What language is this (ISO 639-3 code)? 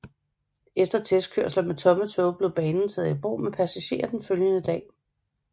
dan